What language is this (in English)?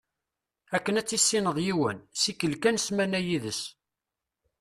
Kabyle